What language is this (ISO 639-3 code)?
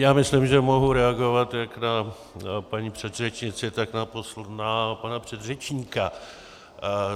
ces